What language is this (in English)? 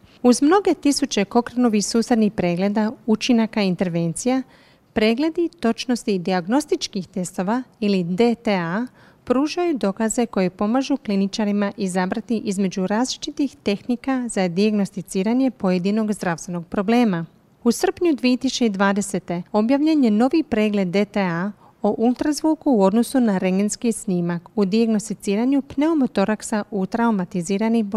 Croatian